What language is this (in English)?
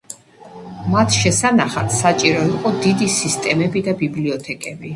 Georgian